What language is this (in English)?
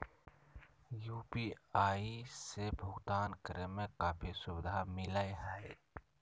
Magahi